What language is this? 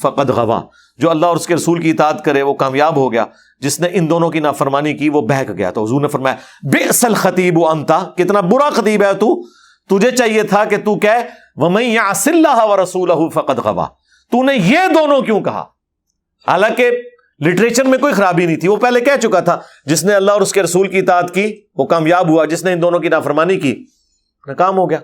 Urdu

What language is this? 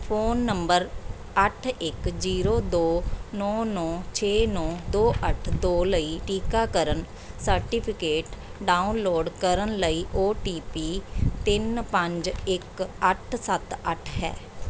Punjabi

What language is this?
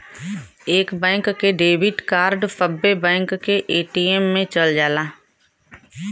Bhojpuri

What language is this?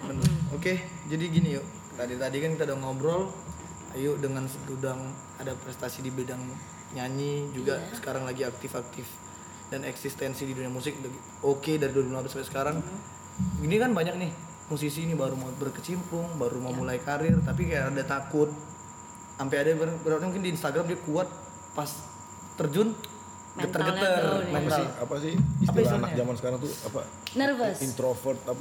Indonesian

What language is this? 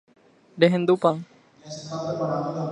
Guarani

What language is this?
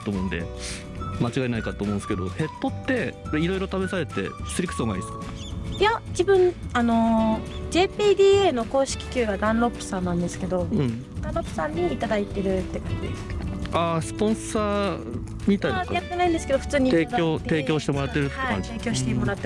Japanese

